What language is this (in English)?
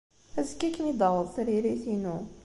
Kabyle